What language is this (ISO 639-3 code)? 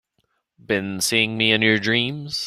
eng